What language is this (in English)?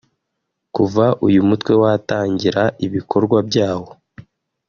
Kinyarwanda